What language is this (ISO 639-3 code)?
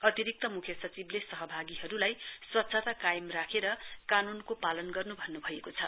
nep